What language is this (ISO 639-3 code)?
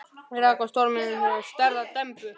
isl